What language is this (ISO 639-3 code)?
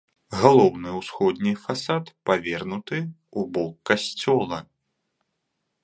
bel